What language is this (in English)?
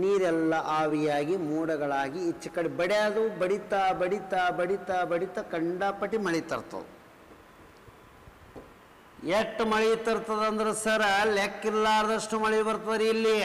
Kannada